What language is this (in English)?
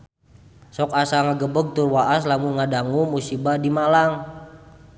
Sundanese